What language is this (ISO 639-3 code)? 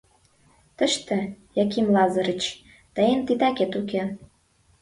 chm